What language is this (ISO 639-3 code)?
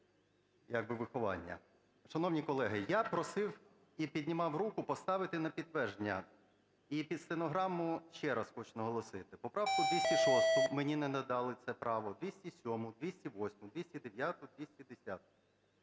ukr